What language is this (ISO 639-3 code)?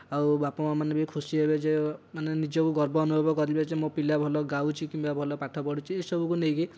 ori